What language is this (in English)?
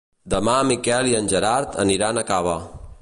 Catalan